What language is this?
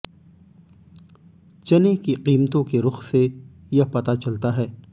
Hindi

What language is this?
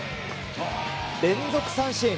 Japanese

